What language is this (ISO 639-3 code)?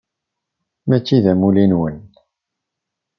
kab